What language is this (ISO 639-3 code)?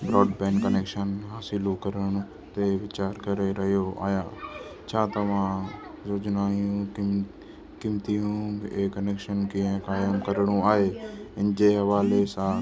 snd